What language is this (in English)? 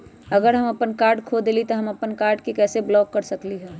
Magahi